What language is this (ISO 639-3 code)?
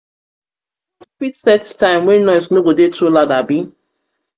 pcm